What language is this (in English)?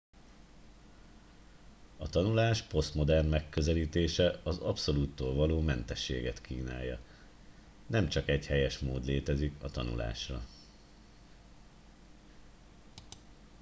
Hungarian